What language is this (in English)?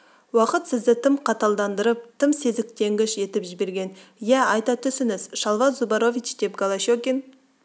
Kazakh